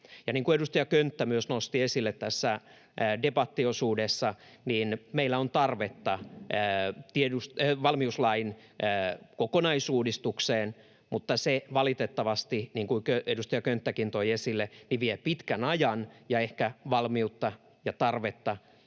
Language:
Finnish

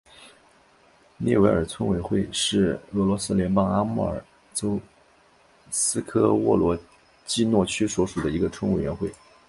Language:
Chinese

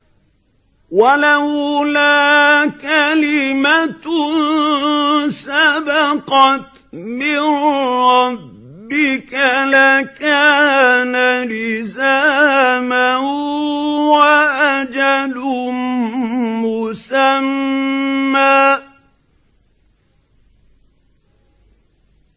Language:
Arabic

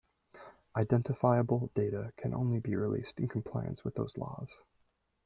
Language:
English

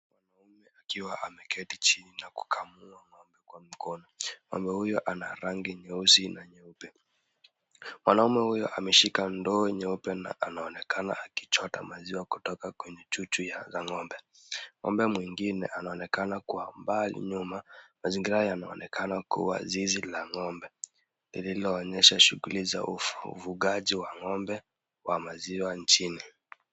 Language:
Swahili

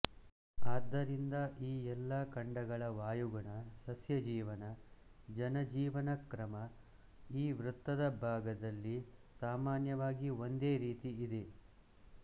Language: Kannada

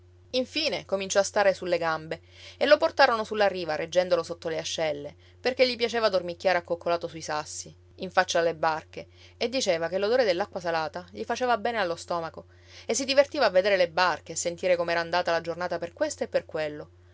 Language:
Italian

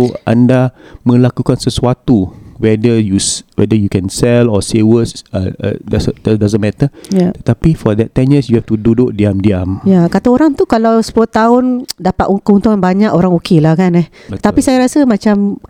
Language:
Malay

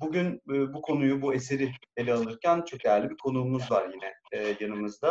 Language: Turkish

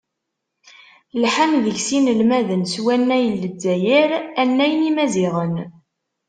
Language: Kabyle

